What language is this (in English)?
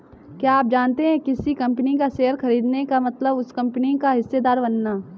Hindi